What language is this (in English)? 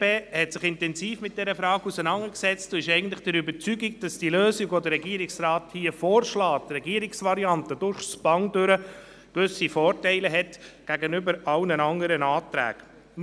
Swiss German